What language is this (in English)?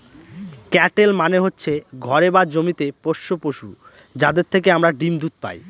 Bangla